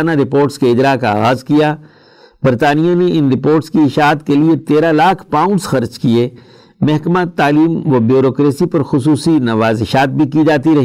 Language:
Urdu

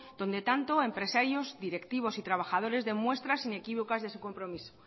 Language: Spanish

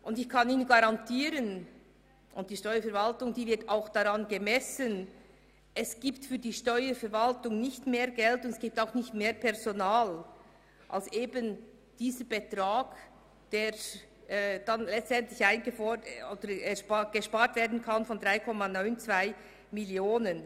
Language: Swiss German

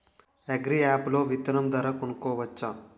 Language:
Telugu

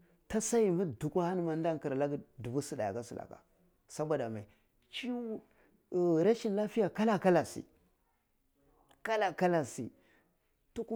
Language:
Cibak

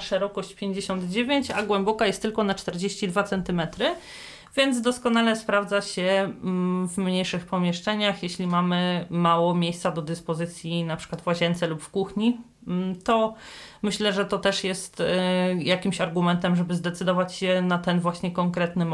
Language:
Polish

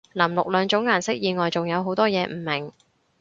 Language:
Cantonese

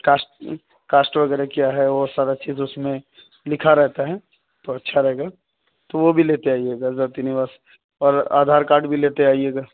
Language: Urdu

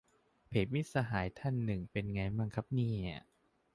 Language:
Thai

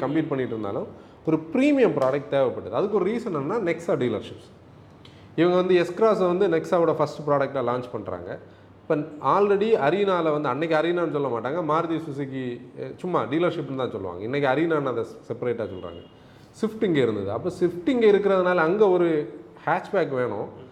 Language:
Tamil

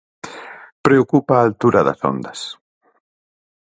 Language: Galician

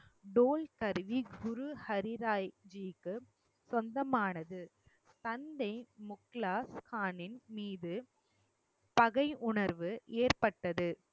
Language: Tamil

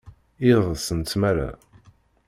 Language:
Kabyle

